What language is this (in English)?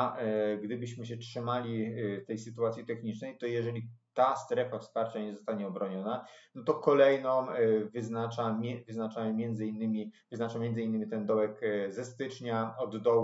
Polish